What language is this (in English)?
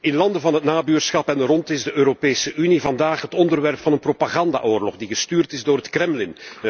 Dutch